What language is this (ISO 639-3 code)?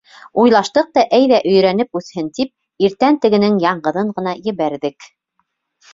bak